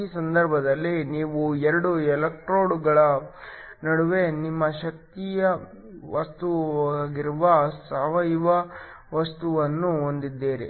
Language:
Kannada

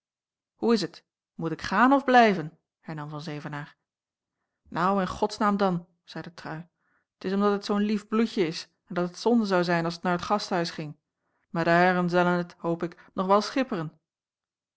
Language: Dutch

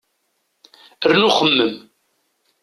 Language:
Kabyle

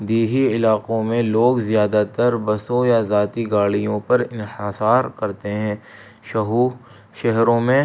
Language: Urdu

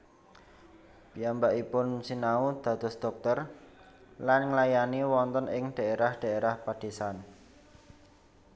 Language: Javanese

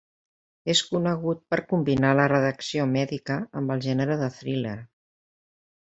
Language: Catalan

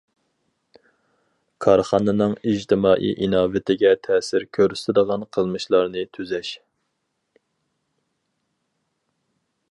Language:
Uyghur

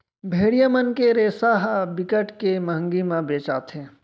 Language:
Chhattisgarhi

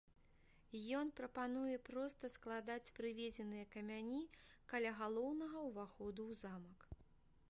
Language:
Belarusian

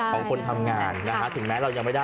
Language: Thai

